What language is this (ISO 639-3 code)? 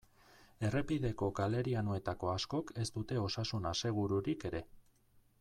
eus